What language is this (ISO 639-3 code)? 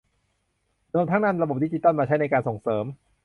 tha